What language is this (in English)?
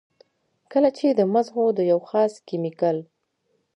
Pashto